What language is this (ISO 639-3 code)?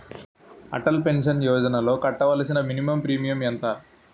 tel